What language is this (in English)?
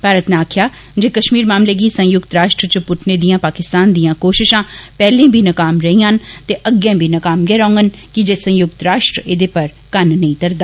Dogri